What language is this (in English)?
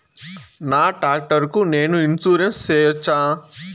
Telugu